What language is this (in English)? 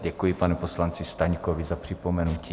Czech